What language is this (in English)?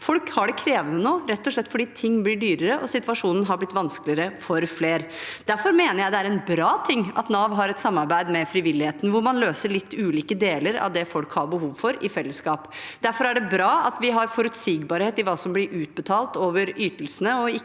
Norwegian